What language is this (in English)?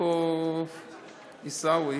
Hebrew